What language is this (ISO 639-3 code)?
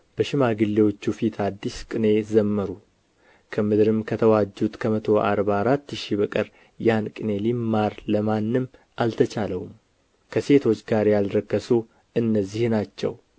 amh